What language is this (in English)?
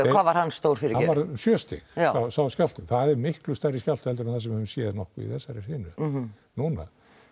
Icelandic